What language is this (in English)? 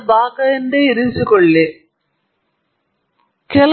Kannada